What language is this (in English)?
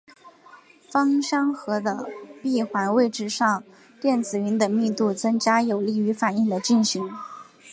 Chinese